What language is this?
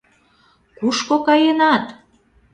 Mari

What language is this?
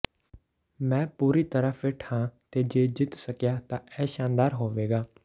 Punjabi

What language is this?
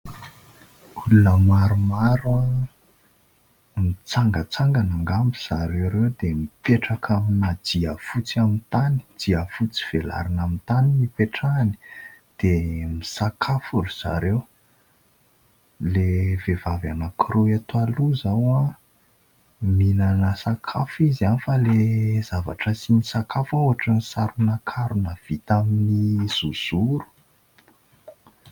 Malagasy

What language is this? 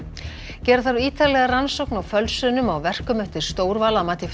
Icelandic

